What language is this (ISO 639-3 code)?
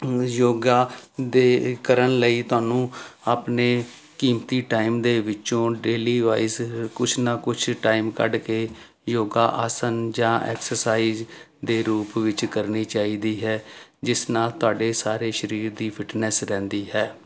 pan